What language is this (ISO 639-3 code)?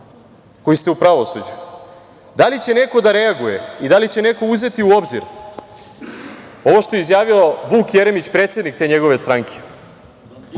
srp